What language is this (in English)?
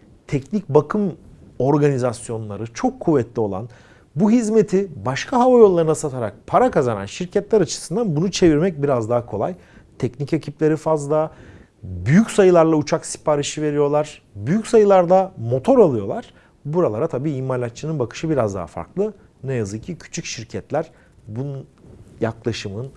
Turkish